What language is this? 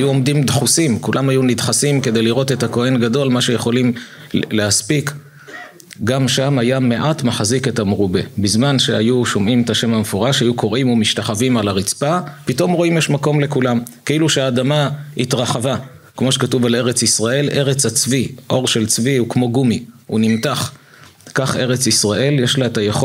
Hebrew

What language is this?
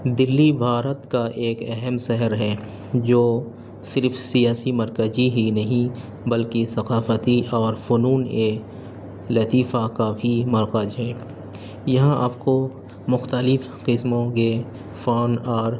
Urdu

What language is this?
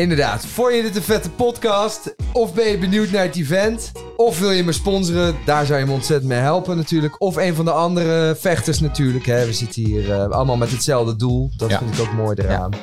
Dutch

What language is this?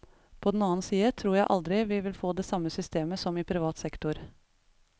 Norwegian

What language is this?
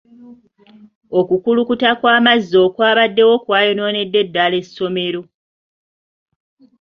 Ganda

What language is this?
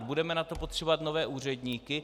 Czech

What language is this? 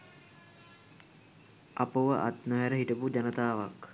Sinhala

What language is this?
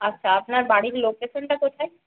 Bangla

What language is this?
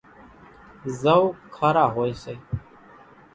Kachi Koli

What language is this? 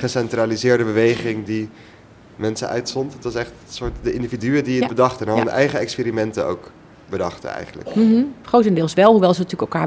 Dutch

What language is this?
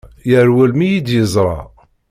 Kabyle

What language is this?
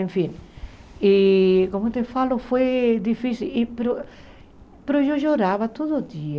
Portuguese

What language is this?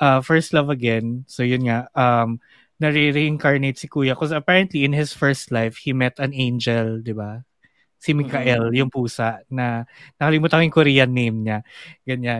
Filipino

